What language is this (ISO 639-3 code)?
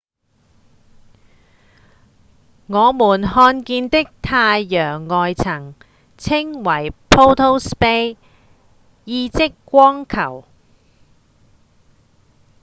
yue